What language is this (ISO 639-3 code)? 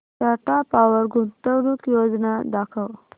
mar